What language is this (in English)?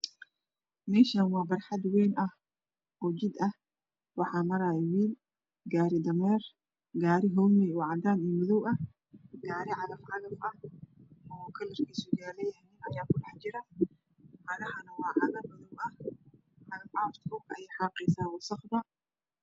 Somali